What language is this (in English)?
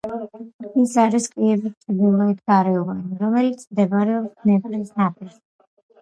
Georgian